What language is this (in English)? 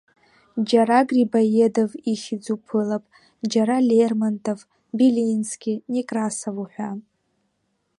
Abkhazian